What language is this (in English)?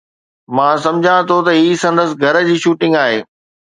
Sindhi